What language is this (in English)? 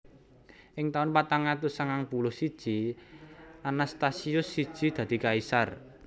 Javanese